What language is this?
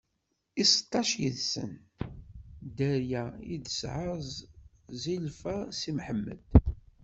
Kabyle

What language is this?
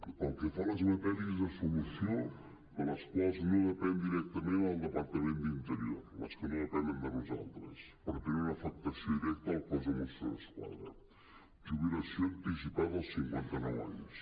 Catalan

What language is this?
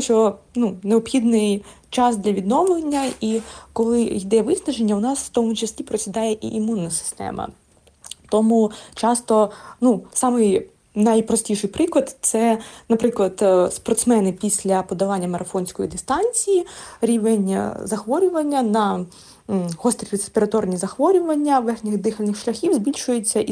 Ukrainian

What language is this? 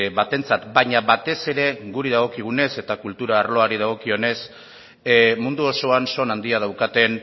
Basque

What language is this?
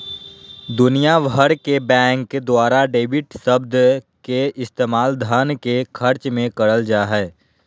Magahi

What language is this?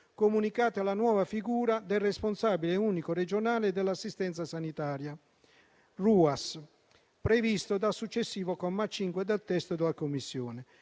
Italian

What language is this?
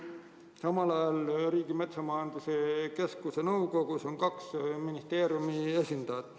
Estonian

